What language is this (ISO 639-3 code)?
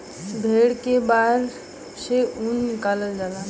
bho